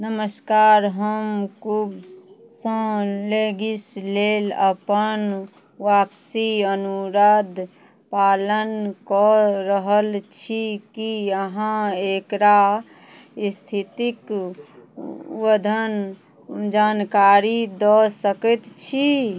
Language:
Maithili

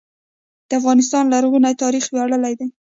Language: Pashto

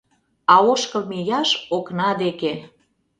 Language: Mari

